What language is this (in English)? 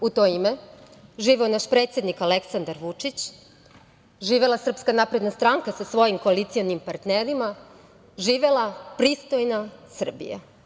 Serbian